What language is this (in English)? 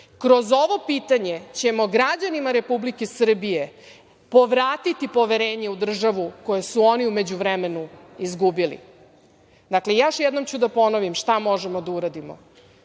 Serbian